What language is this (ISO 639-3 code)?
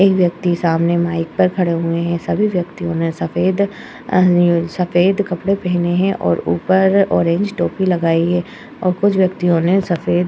hin